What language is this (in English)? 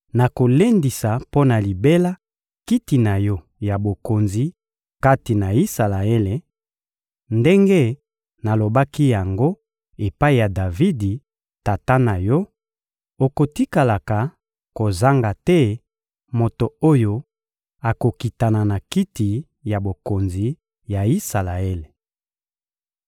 Lingala